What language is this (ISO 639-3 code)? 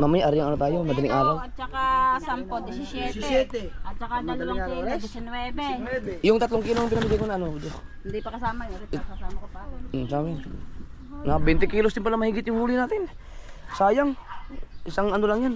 fil